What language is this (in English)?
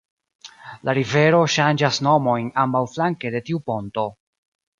Esperanto